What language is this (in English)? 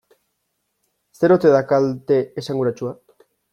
Basque